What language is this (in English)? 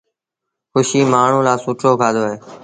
Sindhi Bhil